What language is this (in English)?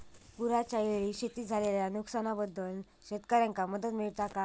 Marathi